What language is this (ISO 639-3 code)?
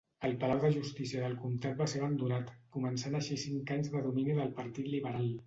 cat